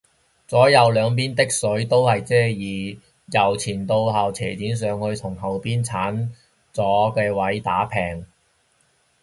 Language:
Cantonese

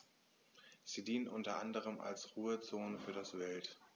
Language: German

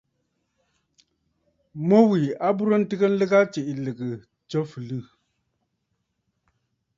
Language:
Bafut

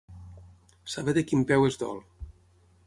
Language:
Catalan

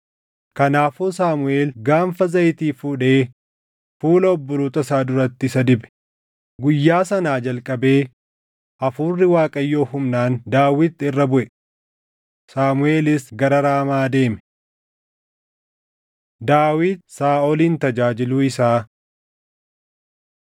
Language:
Oromo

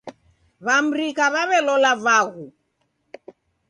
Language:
Taita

